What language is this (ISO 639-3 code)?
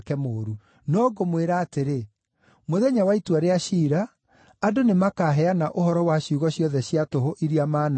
kik